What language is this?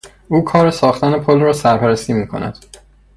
Persian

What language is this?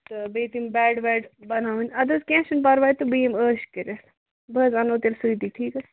Kashmiri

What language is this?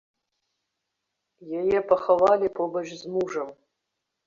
Belarusian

